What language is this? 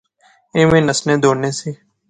Pahari-Potwari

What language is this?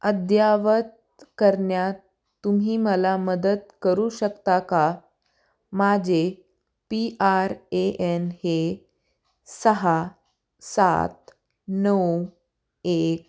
Marathi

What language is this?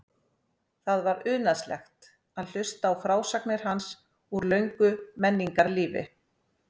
Icelandic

